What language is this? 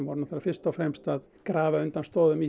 Icelandic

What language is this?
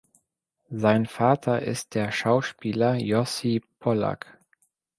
German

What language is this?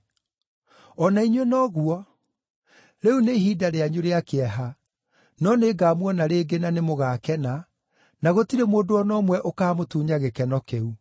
Kikuyu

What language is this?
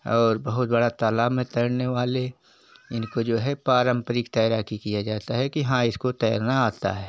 Hindi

